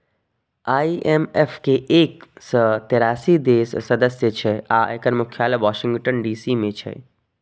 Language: Maithili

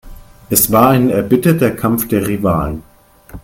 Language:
German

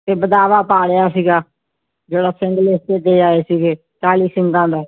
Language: Punjabi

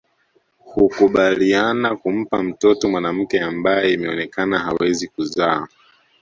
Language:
Swahili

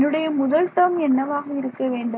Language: Tamil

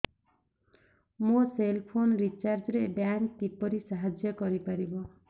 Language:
Odia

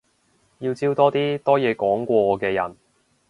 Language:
Cantonese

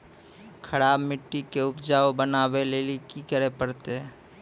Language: Maithili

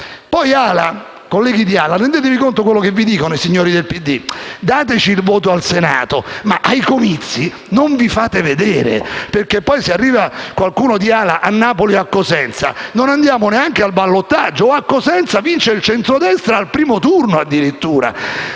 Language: Italian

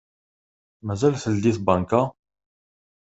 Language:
Kabyle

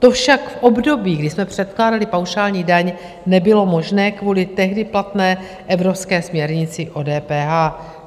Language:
Czech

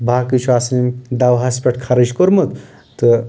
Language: Kashmiri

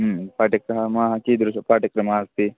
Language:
Sanskrit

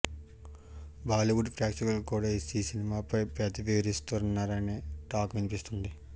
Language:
Telugu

